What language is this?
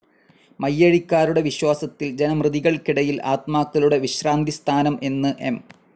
Malayalam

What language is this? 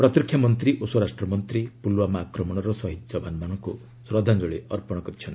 Odia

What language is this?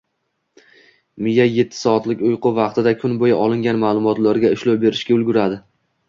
Uzbek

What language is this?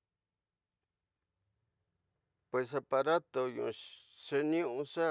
Tidaá Mixtec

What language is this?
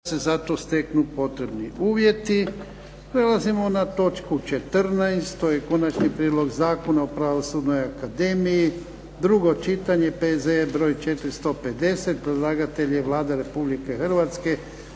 Croatian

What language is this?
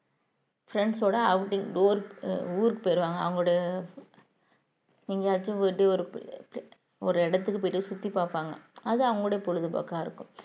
Tamil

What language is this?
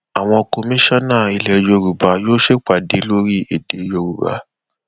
Yoruba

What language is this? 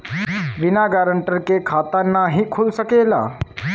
Bhojpuri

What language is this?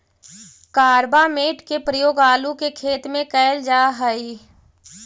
Magahi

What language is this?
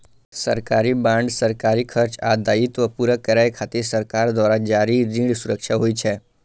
Maithili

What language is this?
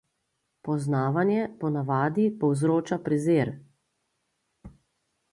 Slovenian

